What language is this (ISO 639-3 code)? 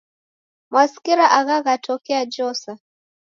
dav